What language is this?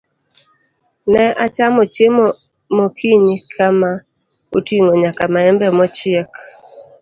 Luo (Kenya and Tanzania)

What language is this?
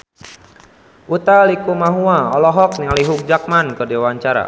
Sundanese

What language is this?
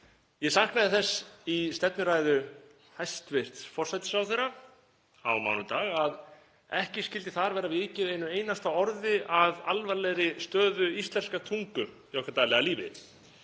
Icelandic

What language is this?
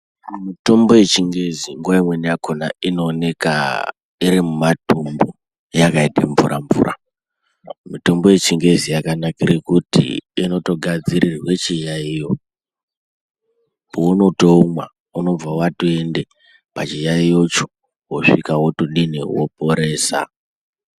Ndau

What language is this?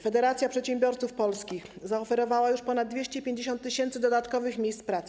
Polish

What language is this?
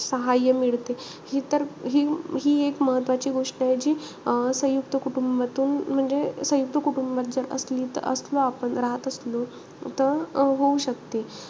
Marathi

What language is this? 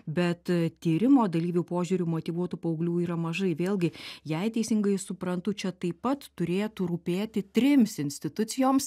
Lithuanian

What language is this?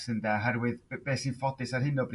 Welsh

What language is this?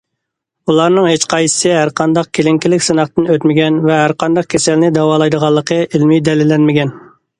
Uyghur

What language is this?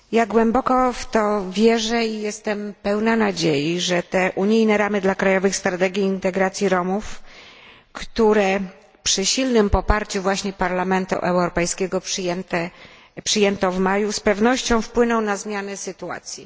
Polish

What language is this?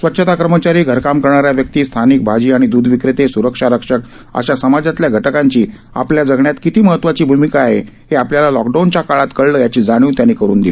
Marathi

